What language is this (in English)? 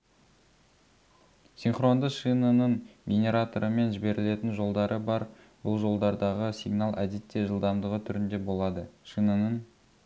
Kazakh